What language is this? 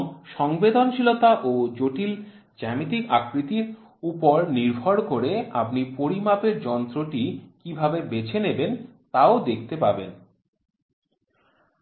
Bangla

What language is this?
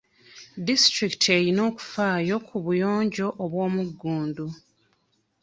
Ganda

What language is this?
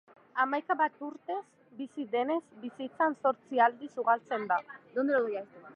Basque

